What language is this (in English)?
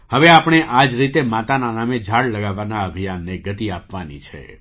Gujarati